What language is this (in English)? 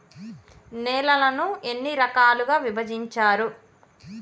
Telugu